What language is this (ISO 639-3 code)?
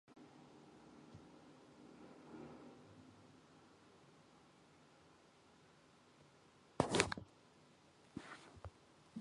mon